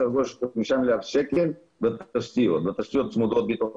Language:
Hebrew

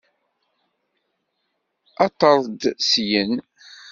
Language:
Kabyle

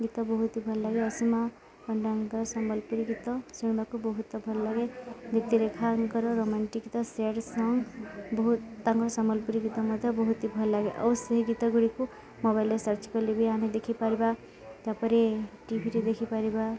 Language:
Odia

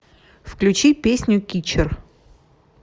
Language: Russian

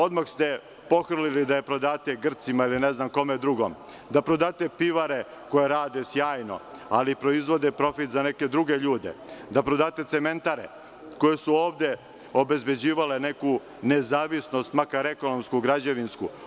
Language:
Serbian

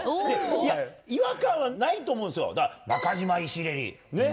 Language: Japanese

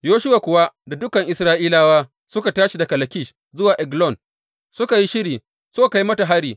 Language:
Hausa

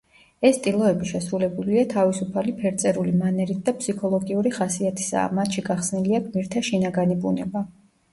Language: Georgian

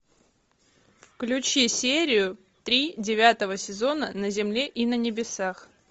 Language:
Russian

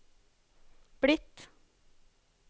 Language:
Norwegian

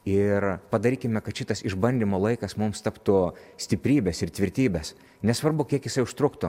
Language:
Lithuanian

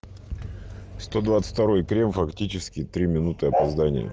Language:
Russian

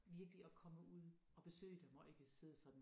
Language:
Danish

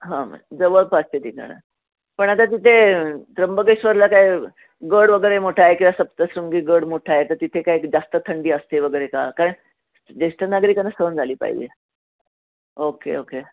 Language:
Marathi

